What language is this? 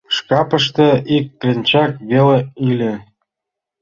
Mari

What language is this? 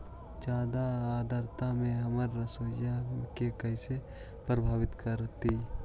Magahi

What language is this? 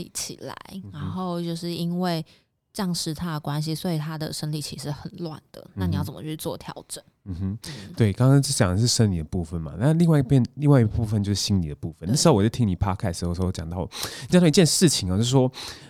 Chinese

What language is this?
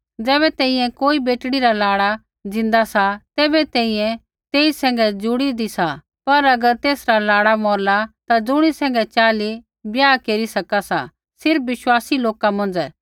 Kullu Pahari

